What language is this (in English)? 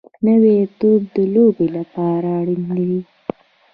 Pashto